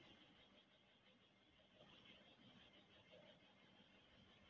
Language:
Telugu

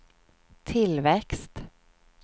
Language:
Swedish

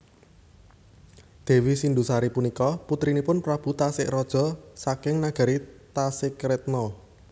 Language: Javanese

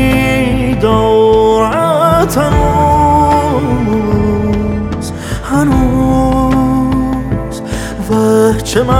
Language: Persian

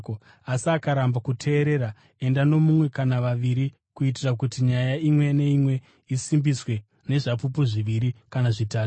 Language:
Shona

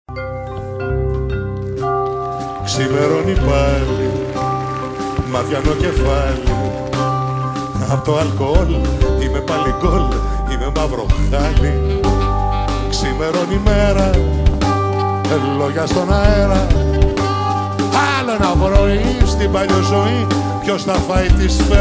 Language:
Greek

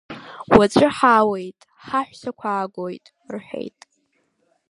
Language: Abkhazian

